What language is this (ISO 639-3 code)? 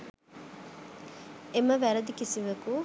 sin